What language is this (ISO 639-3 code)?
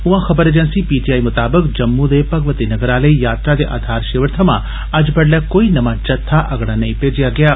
doi